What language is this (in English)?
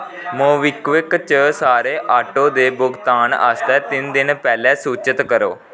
Dogri